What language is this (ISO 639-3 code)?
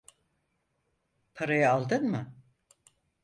tur